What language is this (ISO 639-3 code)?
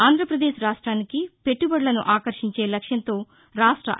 tel